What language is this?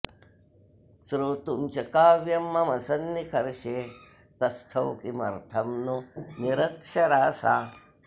Sanskrit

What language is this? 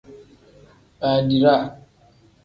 Tem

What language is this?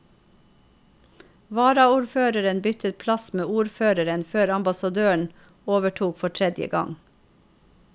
Norwegian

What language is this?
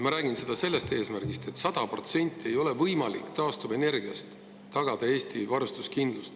Estonian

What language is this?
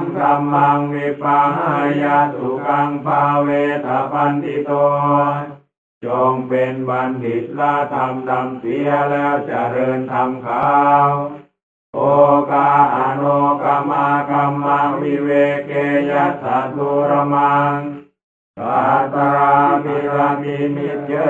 Thai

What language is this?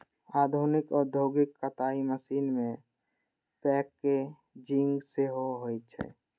Maithili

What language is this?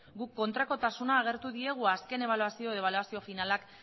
Basque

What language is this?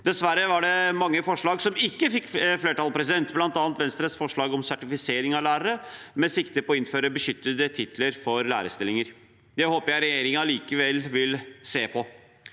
Norwegian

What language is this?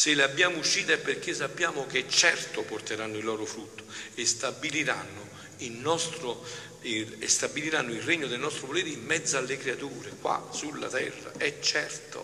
Italian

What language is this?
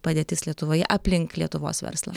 Lithuanian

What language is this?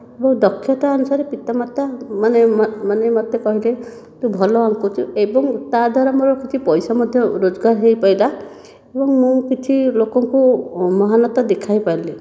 Odia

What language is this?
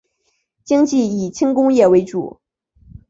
Chinese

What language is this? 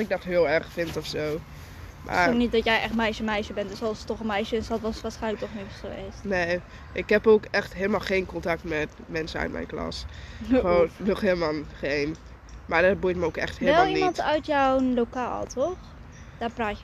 Dutch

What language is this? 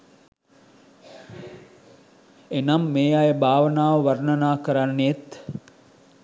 Sinhala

